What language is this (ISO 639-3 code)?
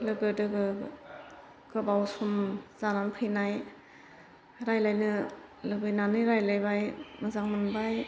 brx